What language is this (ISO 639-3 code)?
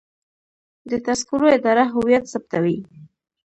pus